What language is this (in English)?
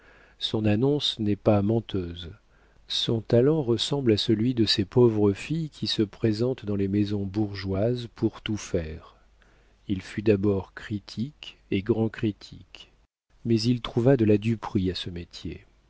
French